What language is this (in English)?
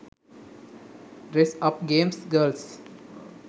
Sinhala